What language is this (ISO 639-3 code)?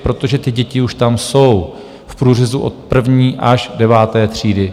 ces